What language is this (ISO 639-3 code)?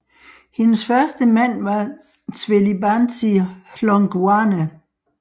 dan